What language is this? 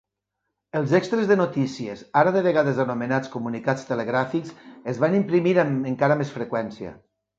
Catalan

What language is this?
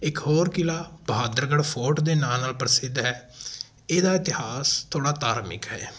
Punjabi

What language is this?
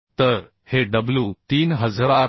Marathi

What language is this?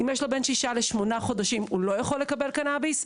Hebrew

